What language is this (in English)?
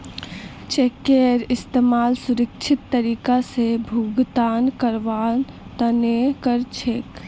Magahi